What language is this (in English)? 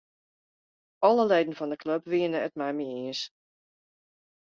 Western Frisian